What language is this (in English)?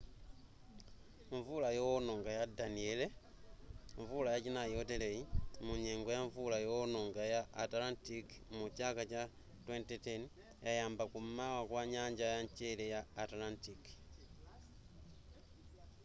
Nyanja